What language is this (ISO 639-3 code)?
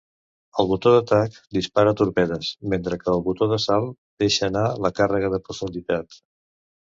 cat